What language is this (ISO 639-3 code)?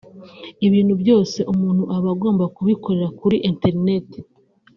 kin